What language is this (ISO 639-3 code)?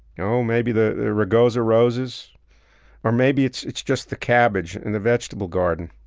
eng